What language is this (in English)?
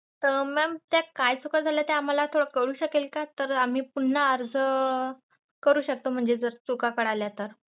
Marathi